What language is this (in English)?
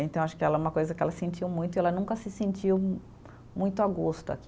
Portuguese